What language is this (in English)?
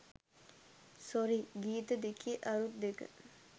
Sinhala